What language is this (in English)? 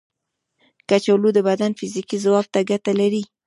Pashto